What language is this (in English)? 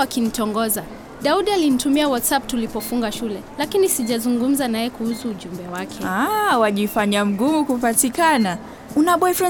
Swahili